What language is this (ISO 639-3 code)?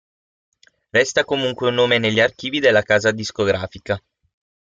ita